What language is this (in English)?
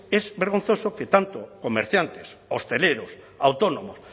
Spanish